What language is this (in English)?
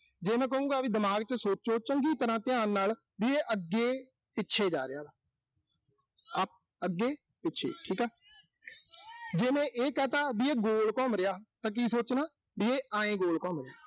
Punjabi